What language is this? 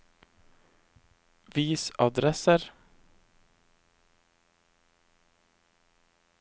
Norwegian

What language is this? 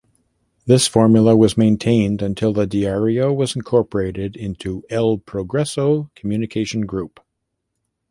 English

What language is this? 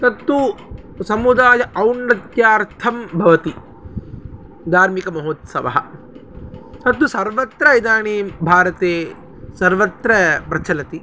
Sanskrit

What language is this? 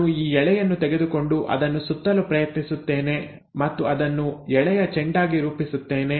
Kannada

